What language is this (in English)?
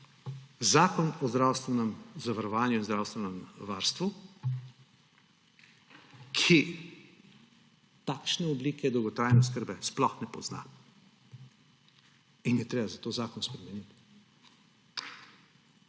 Slovenian